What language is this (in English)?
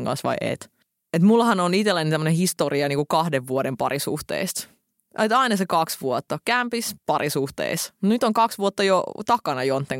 Finnish